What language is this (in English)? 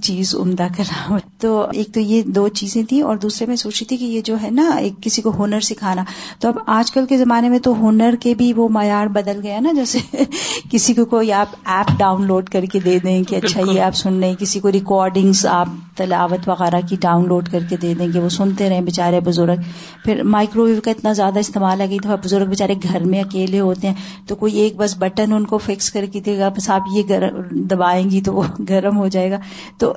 Urdu